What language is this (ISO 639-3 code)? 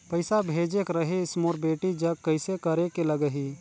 hne